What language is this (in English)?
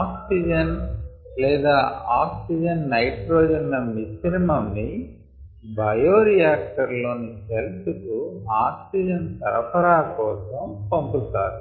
Telugu